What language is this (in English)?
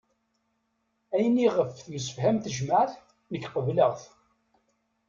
Kabyle